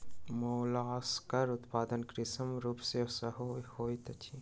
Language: Maithili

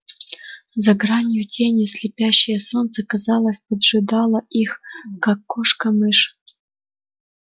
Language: Russian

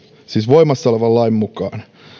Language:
Finnish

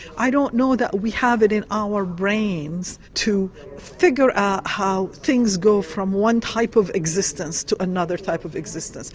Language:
English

